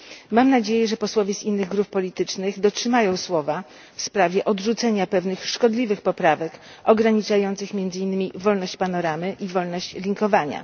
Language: Polish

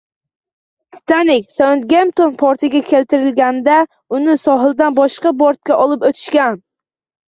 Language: Uzbek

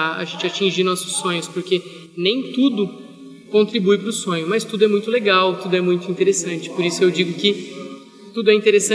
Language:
Portuguese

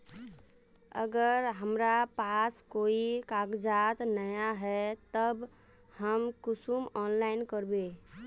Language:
Magahi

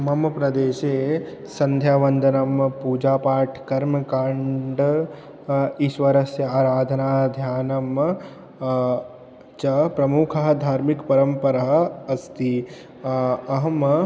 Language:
Sanskrit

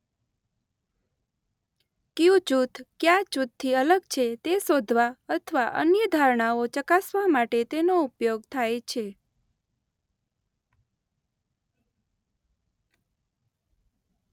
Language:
Gujarati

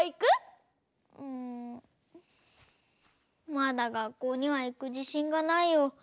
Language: Japanese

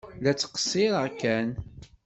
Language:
Kabyle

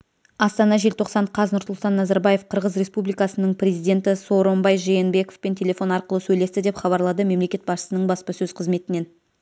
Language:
Kazakh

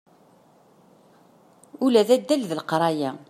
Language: Kabyle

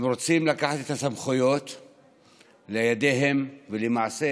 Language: Hebrew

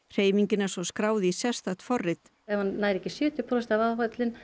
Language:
Icelandic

